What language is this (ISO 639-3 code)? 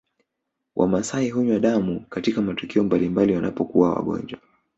swa